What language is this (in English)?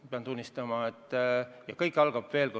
Estonian